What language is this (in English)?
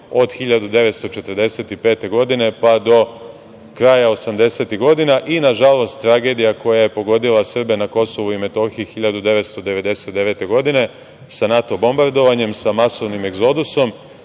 Serbian